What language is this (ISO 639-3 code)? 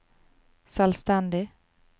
nor